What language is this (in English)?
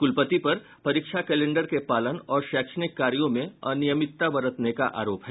Hindi